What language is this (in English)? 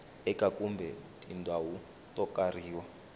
Tsonga